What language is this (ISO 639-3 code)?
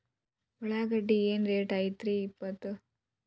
kan